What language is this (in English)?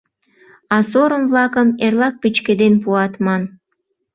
Mari